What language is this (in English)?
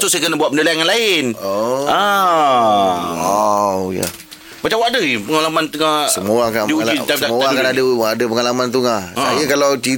Malay